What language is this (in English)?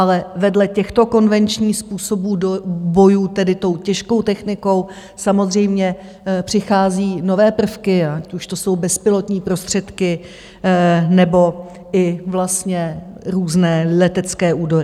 Czech